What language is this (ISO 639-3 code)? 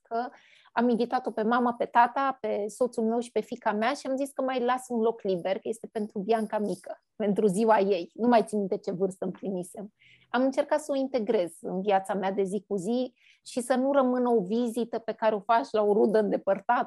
ron